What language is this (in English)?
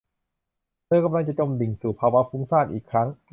Thai